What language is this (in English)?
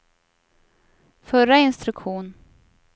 Swedish